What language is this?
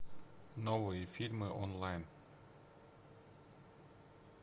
Russian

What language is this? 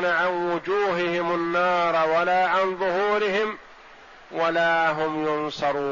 Arabic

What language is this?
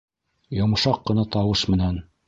Bashkir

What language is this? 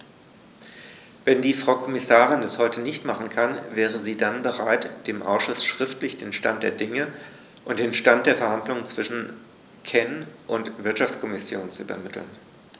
German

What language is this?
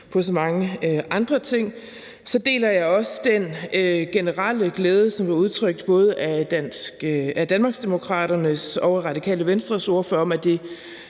Danish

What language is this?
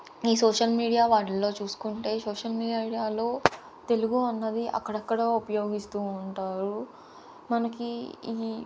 Telugu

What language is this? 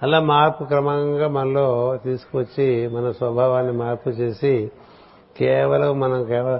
Telugu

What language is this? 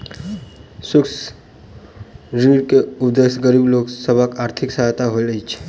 Maithili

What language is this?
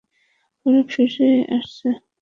Bangla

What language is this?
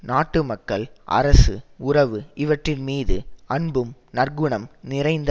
Tamil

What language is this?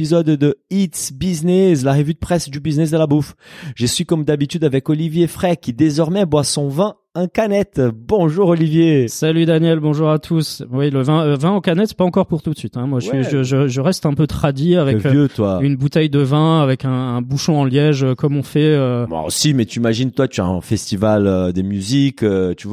French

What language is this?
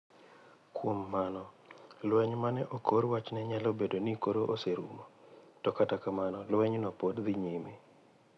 Luo (Kenya and Tanzania)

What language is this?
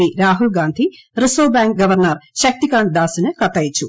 Malayalam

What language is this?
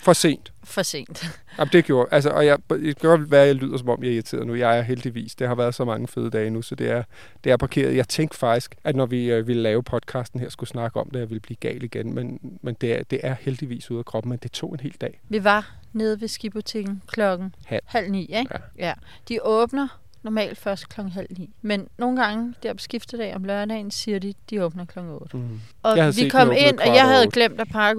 Danish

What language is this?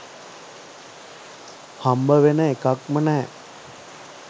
Sinhala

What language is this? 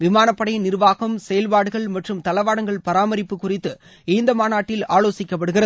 Tamil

